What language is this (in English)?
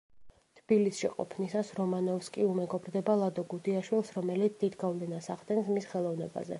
Georgian